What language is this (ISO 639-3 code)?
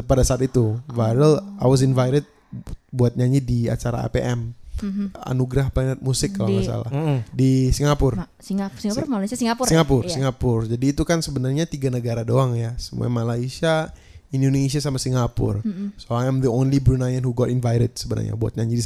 ind